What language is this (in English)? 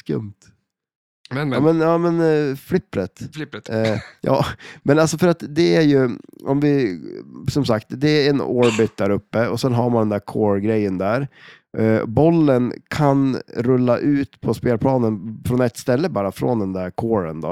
Swedish